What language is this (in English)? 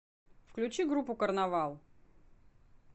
Russian